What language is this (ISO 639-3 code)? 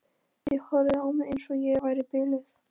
isl